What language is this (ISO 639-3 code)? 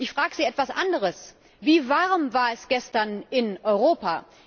deu